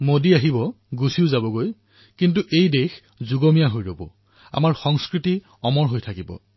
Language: Assamese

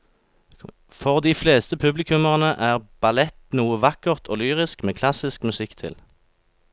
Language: Norwegian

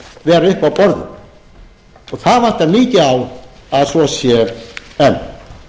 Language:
Icelandic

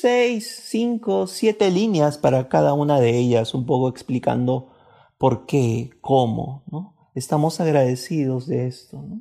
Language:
Spanish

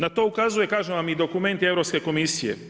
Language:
Croatian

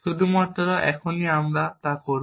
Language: Bangla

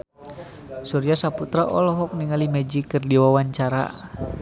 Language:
Sundanese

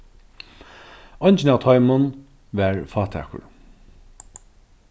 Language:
Faroese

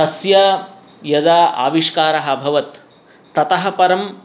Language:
Sanskrit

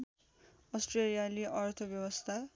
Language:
Nepali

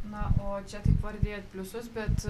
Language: Lithuanian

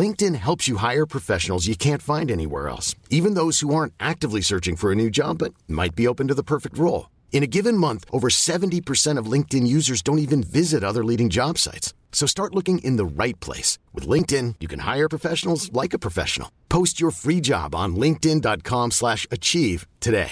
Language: Swedish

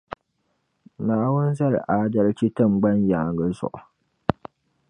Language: Dagbani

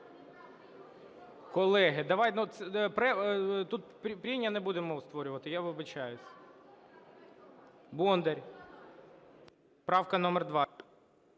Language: Ukrainian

